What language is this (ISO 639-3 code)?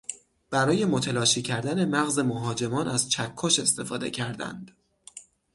fas